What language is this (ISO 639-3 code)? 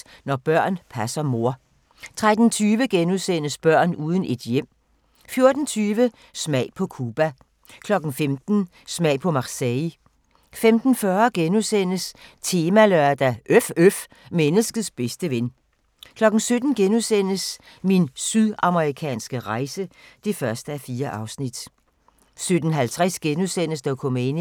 dan